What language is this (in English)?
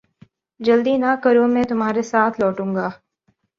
Urdu